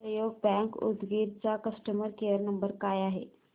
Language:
Marathi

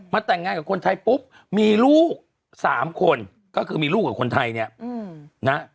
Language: Thai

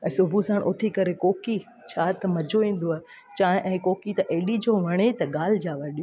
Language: Sindhi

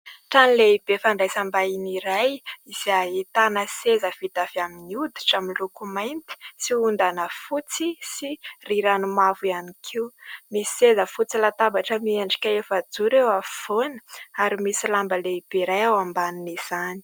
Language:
Malagasy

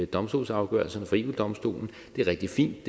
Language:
Danish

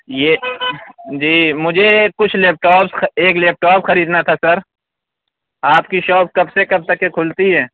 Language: Urdu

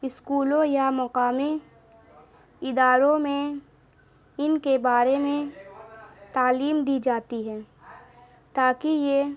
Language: Urdu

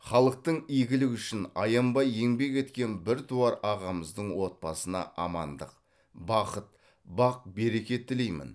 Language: Kazakh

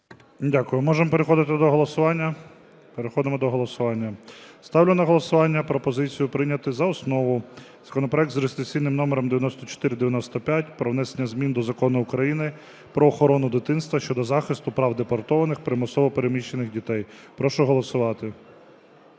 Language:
Ukrainian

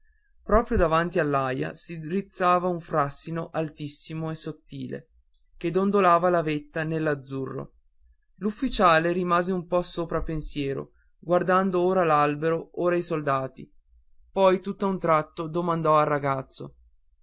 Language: Italian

